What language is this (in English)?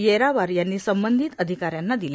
Marathi